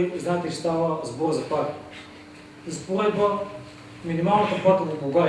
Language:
Portuguese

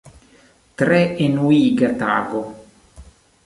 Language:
Esperanto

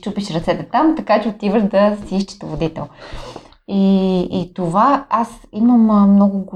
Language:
Bulgarian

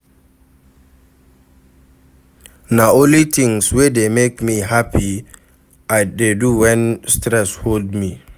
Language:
Nigerian Pidgin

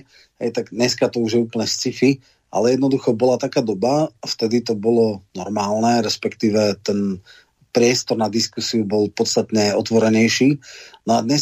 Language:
Slovak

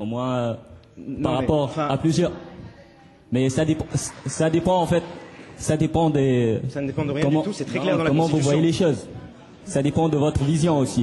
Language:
French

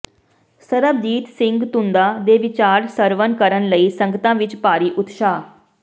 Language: Punjabi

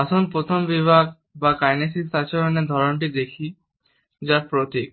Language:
Bangla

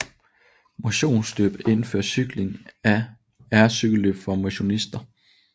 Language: Danish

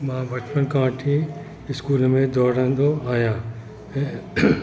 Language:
Sindhi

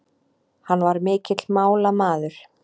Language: Icelandic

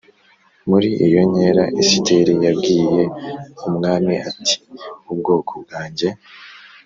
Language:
Kinyarwanda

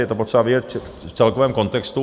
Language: Czech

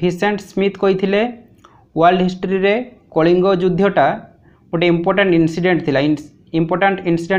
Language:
Gujarati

